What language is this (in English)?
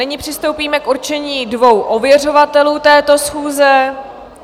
Czech